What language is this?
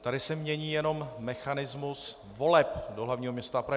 Czech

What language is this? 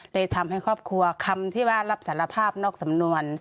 Thai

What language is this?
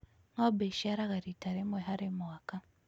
Kikuyu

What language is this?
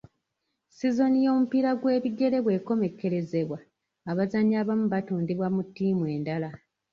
Ganda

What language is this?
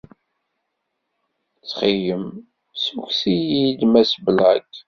Kabyle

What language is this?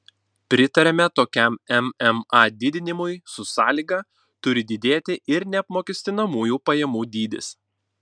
Lithuanian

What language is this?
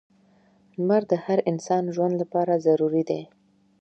Pashto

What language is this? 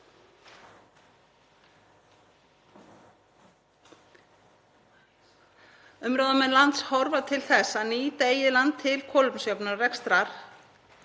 Icelandic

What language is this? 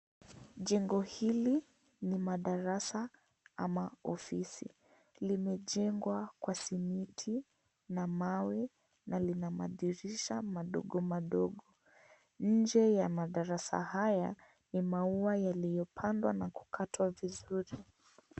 Swahili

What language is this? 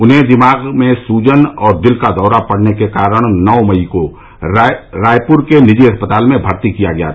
Hindi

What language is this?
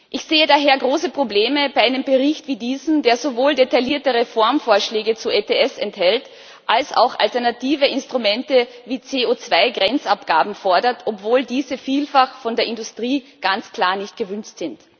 German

